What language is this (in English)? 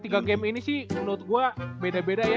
Indonesian